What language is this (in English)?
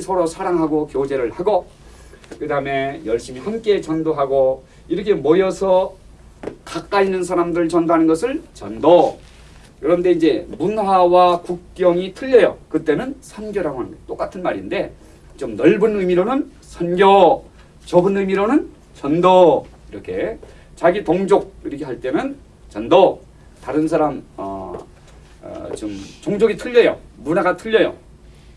Korean